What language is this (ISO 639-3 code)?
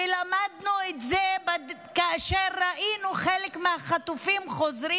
heb